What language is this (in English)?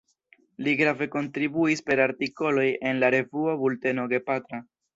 Esperanto